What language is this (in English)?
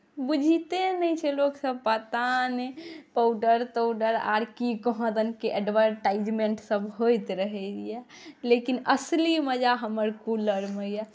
Maithili